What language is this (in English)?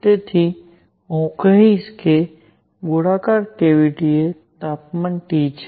Gujarati